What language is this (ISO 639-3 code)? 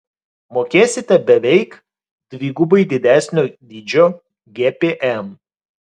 lit